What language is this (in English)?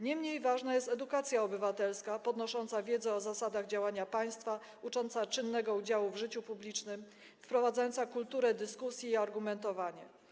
Polish